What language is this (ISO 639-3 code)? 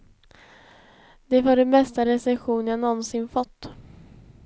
swe